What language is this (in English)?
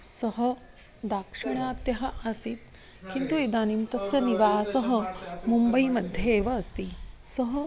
Sanskrit